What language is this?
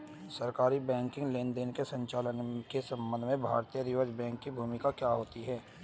Hindi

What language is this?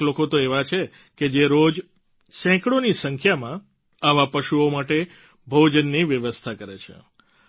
Gujarati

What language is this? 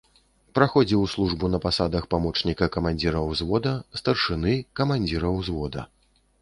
Belarusian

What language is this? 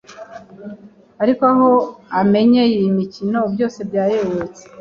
Kinyarwanda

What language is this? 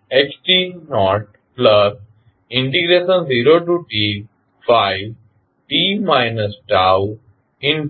Gujarati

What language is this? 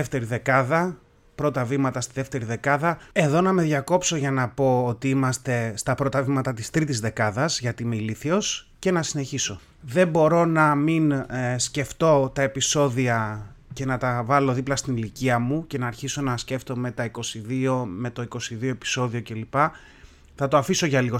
Greek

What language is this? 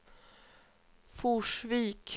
Swedish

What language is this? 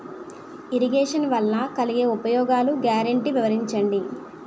Telugu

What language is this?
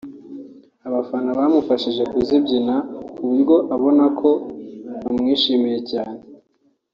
Kinyarwanda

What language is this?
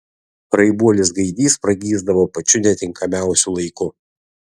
Lithuanian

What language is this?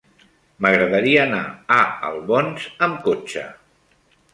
Catalan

